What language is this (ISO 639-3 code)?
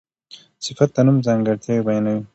pus